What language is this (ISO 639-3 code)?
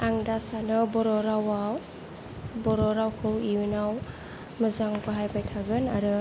brx